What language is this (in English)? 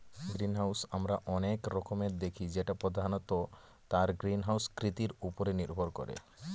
Bangla